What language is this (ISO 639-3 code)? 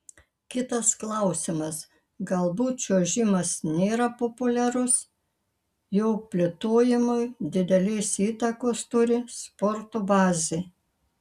lit